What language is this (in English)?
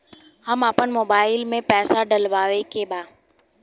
Bhojpuri